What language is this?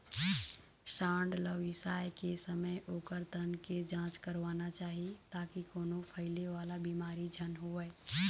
Chhattisgarhi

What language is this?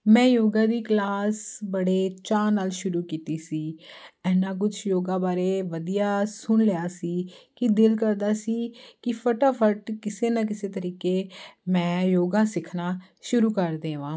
Punjabi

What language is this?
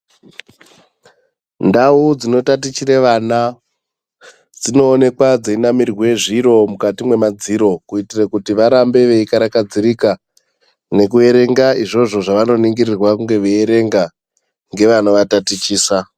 Ndau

